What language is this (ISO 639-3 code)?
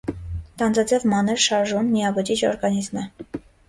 hye